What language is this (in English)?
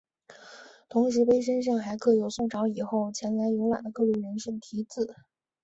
Chinese